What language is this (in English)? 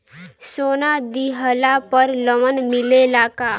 Bhojpuri